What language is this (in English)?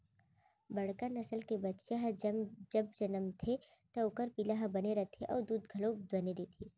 Chhattisgarhi